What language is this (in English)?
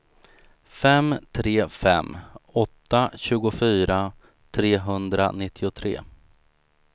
Swedish